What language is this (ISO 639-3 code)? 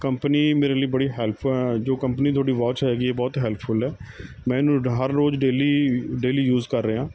pan